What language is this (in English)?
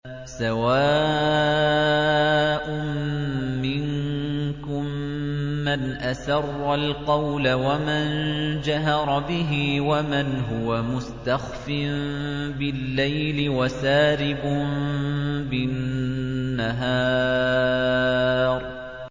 Arabic